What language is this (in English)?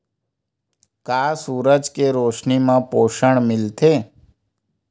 Chhattisgarhi